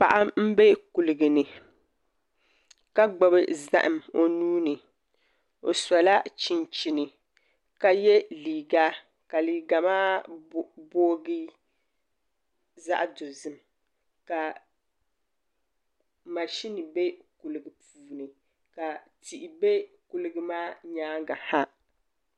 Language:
Dagbani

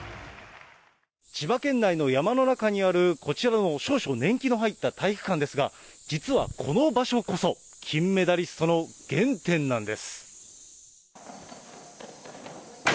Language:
Japanese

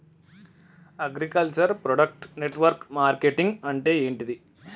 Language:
Telugu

